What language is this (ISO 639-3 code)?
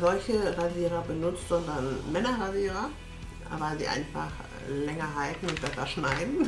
deu